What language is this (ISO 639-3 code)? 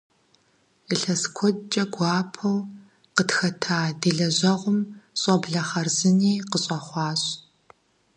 kbd